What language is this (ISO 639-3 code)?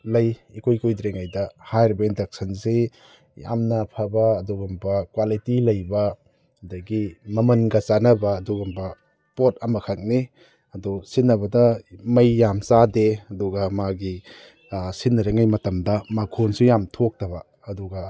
mni